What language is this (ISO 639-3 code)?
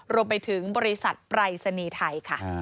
tha